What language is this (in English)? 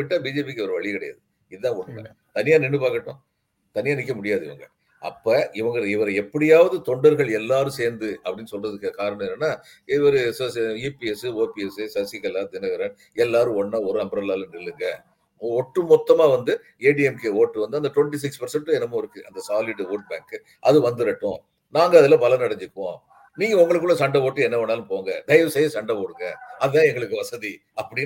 Tamil